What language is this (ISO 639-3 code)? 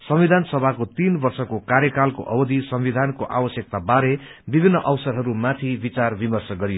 nep